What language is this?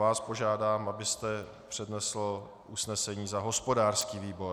Czech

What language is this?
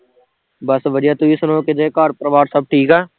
Punjabi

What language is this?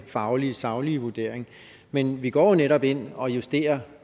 Danish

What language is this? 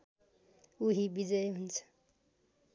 Nepali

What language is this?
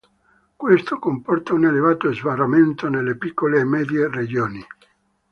Italian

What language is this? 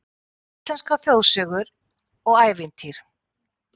Icelandic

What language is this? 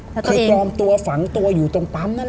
Thai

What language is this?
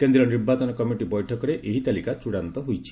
Odia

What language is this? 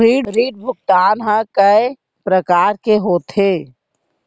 Chhattisgarhi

